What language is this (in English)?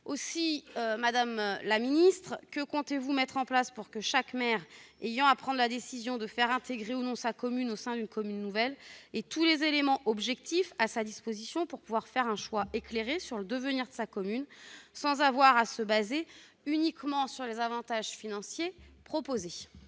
French